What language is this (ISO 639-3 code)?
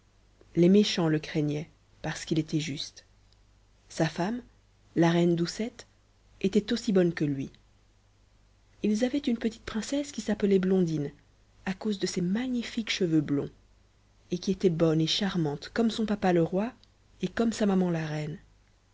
fra